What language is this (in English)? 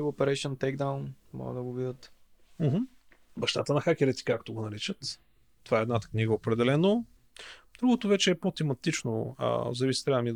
Bulgarian